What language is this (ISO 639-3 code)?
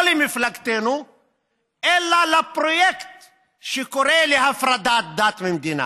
heb